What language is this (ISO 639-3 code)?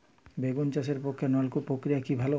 ben